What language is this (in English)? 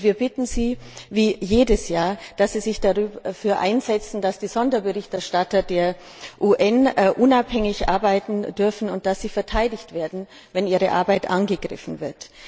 German